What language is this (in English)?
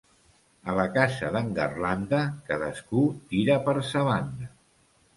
Catalan